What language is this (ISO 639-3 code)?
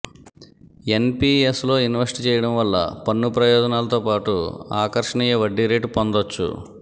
tel